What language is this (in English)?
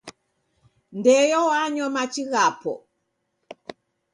Taita